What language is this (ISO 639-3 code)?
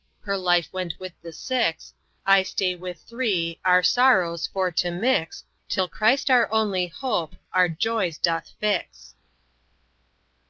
eng